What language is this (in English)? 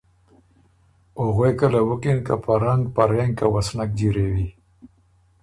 Ormuri